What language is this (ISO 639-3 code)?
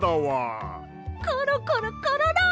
jpn